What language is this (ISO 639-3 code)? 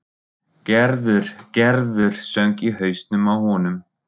isl